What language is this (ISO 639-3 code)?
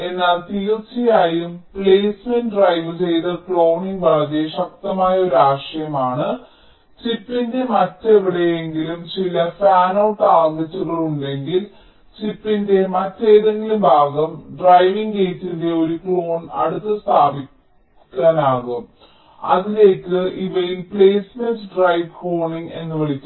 mal